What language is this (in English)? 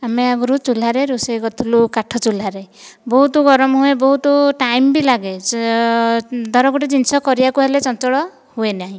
Odia